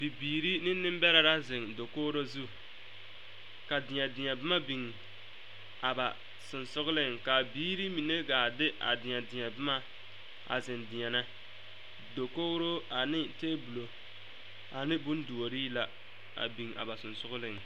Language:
Southern Dagaare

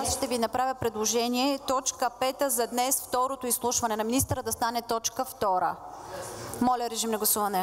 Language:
Bulgarian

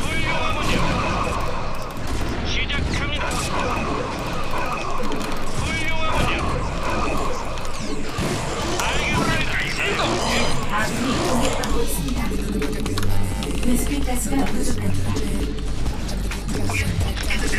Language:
Korean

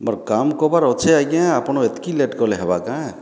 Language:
Odia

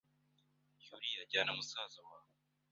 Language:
Kinyarwanda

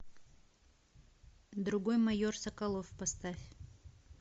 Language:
Russian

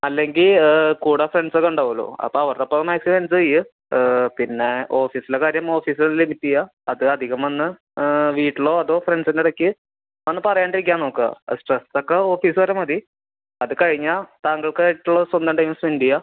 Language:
Malayalam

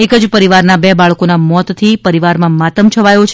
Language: Gujarati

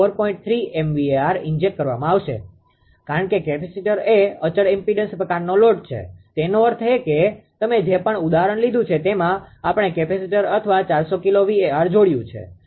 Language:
Gujarati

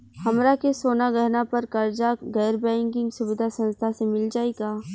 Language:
Bhojpuri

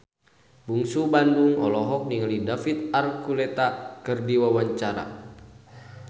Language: Sundanese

